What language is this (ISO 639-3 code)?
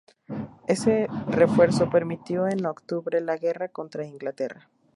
spa